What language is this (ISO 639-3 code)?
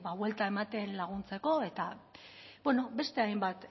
eus